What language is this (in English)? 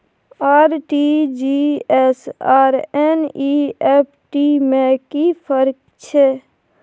Maithili